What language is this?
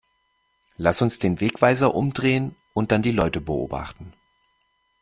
German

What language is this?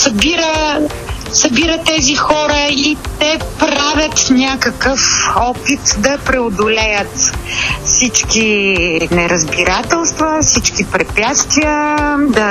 Bulgarian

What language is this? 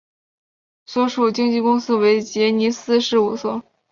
Chinese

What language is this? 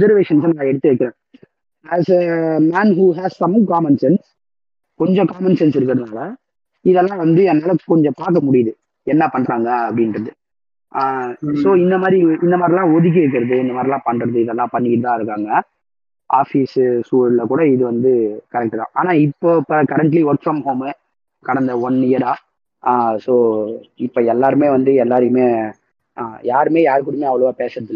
Tamil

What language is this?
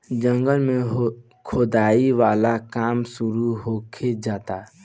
Bhojpuri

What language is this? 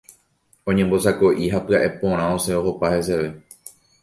Guarani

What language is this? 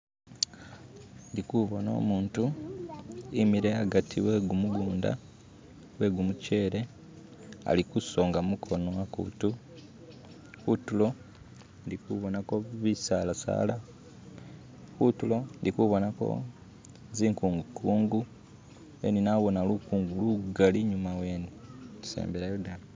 Masaaba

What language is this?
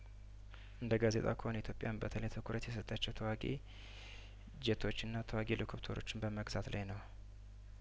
Amharic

